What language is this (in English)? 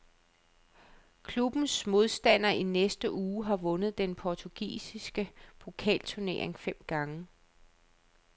Danish